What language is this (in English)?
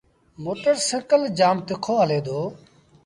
Sindhi Bhil